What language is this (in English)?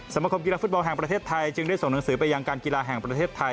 Thai